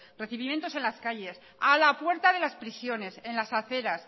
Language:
Spanish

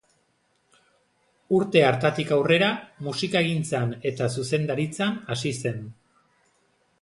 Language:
Basque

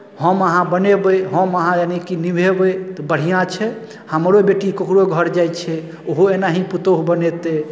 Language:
Maithili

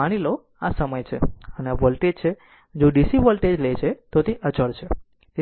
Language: Gujarati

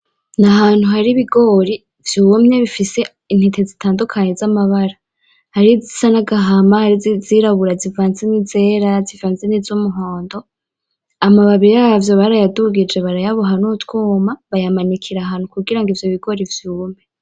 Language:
Rundi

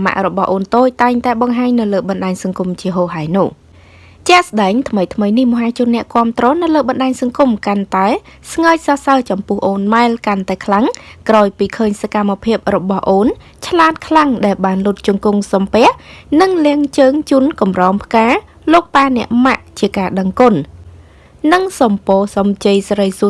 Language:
Vietnamese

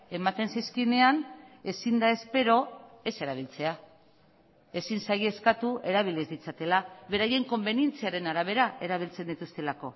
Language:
Basque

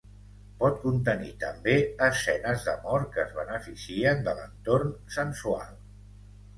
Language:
Catalan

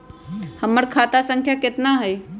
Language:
Magahi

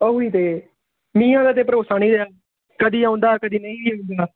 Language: Punjabi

